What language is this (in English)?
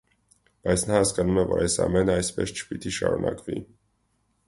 Armenian